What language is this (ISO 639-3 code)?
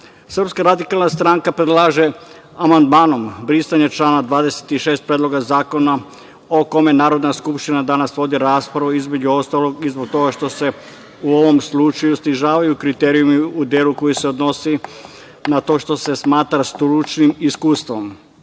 srp